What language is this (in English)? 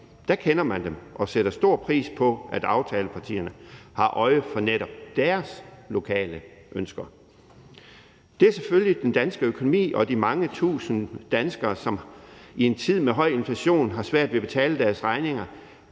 Danish